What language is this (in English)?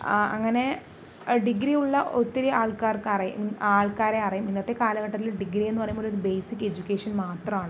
Malayalam